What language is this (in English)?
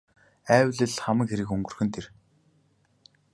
Mongolian